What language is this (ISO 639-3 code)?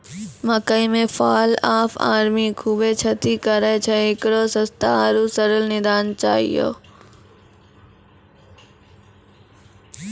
mai